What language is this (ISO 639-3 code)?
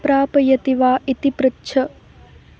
san